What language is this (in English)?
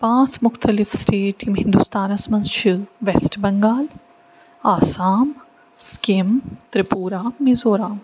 Kashmiri